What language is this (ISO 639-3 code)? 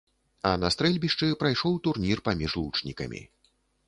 bel